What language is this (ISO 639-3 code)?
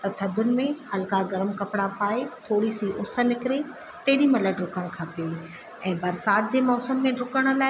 snd